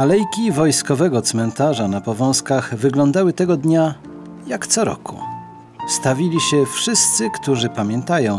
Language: Polish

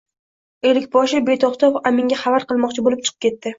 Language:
Uzbek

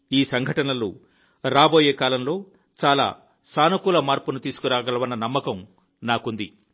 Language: Telugu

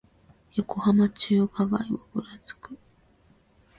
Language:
Japanese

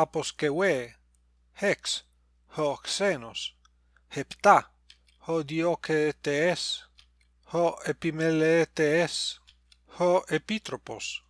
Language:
Greek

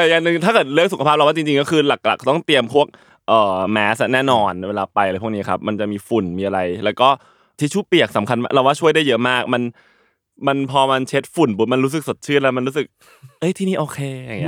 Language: Thai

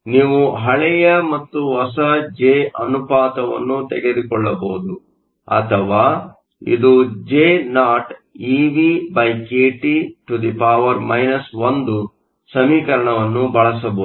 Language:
Kannada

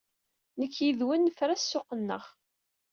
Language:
Kabyle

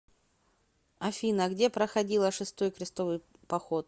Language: Russian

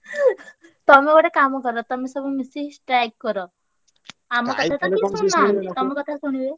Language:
Odia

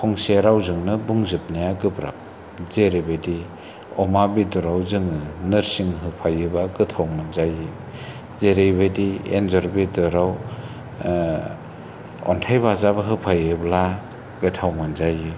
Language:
Bodo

